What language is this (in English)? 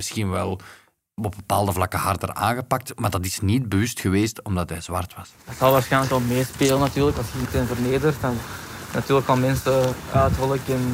Dutch